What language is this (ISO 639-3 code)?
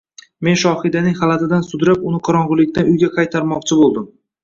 uzb